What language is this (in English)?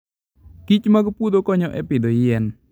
Luo (Kenya and Tanzania)